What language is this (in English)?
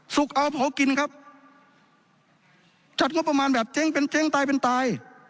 Thai